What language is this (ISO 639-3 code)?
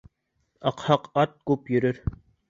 bak